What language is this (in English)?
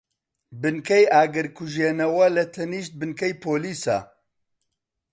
Central Kurdish